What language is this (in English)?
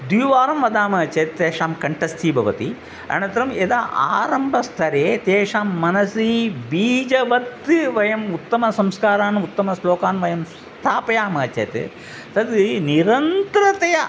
Sanskrit